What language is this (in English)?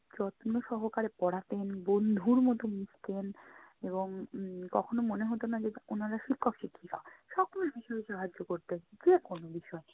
Bangla